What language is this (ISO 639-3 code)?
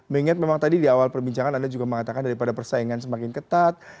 ind